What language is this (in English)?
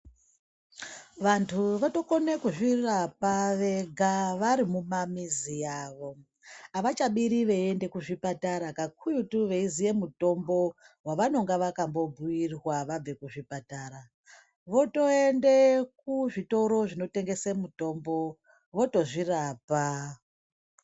Ndau